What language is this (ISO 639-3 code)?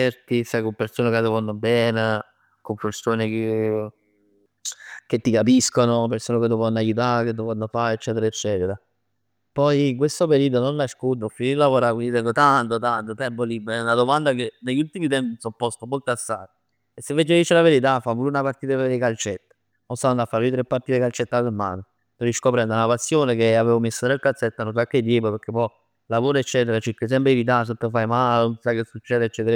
nap